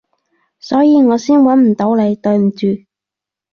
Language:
Cantonese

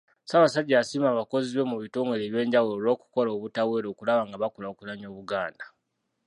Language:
Ganda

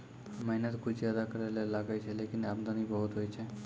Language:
Maithili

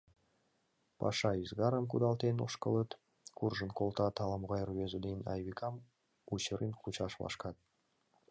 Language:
Mari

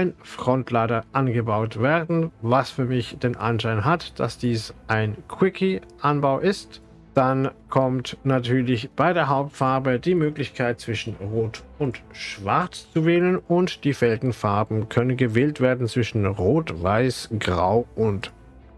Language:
German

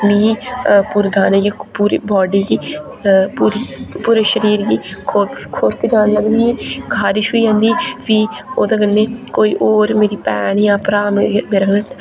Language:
Dogri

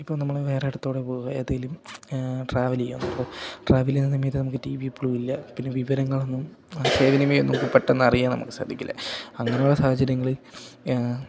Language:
Malayalam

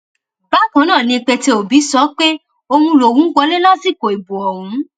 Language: Yoruba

